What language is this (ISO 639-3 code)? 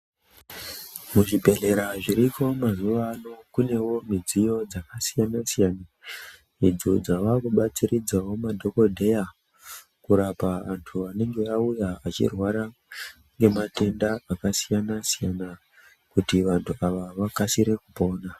ndc